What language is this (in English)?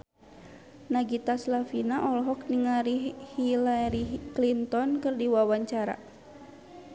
Sundanese